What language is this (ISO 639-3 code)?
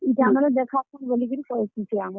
ori